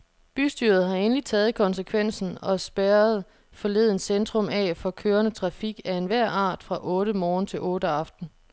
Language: Danish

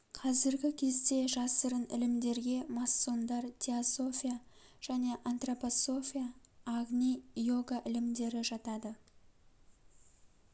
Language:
Kazakh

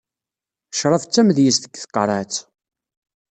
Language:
Kabyle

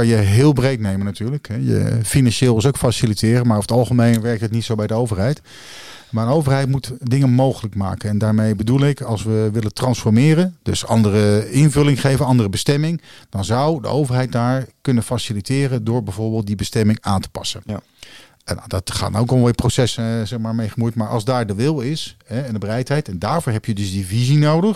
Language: Dutch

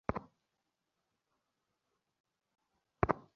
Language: Bangla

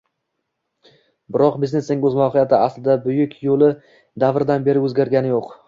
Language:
Uzbek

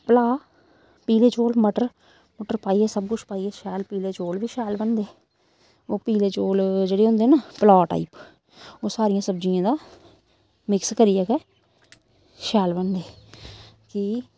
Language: Dogri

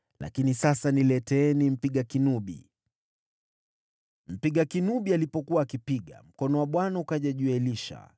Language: Swahili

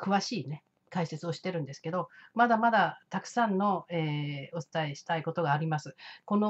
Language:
Japanese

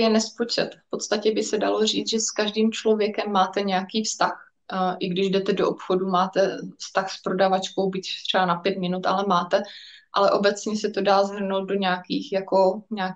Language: Czech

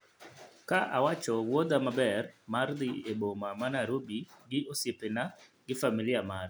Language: Luo (Kenya and Tanzania)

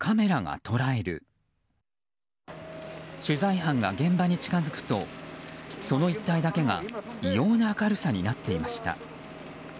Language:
Japanese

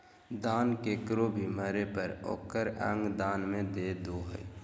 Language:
Magahi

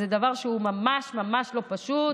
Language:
Hebrew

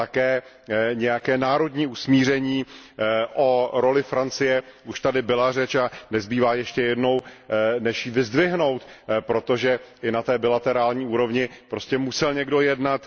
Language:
Czech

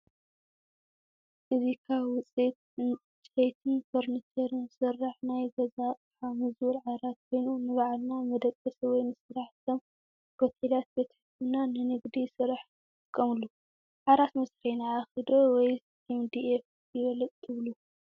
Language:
Tigrinya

